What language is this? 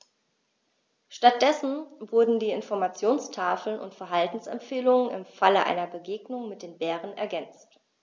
German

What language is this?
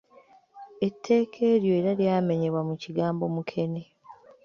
Ganda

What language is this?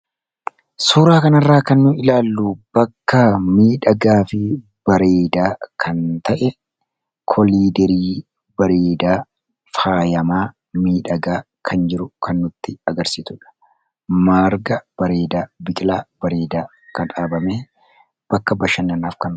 Oromo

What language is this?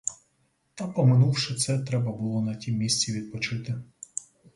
Ukrainian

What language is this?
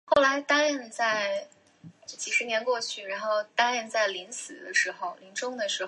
Chinese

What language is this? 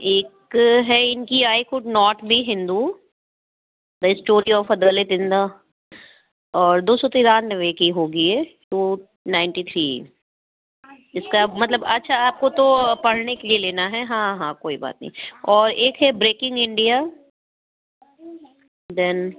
Urdu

